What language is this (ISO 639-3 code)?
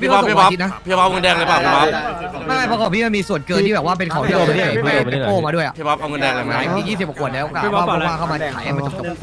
tha